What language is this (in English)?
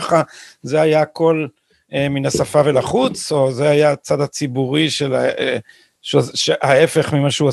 Hebrew